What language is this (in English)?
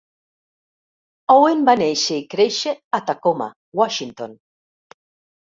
Catalan